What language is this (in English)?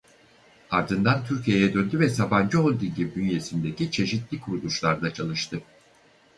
Turkish